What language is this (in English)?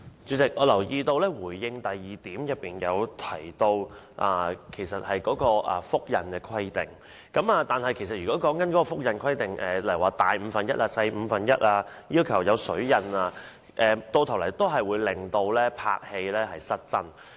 Cantonese